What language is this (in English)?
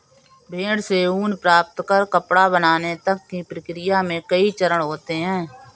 Hindi